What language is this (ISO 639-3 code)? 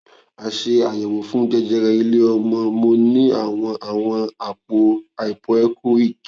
yor